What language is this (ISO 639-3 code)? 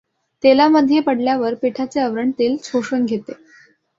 mar